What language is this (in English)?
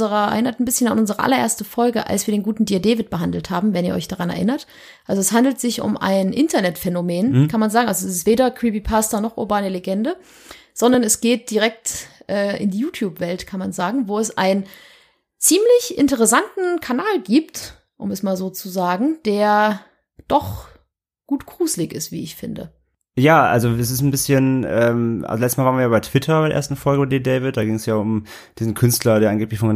German